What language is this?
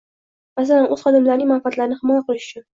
Uzbek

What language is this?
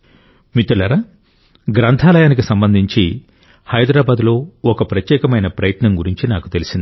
Telugu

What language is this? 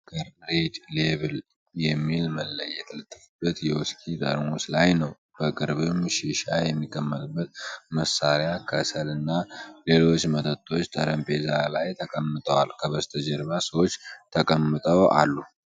Amharic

